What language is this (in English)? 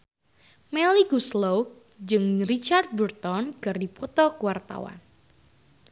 Sundanese